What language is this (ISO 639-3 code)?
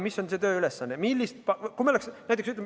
est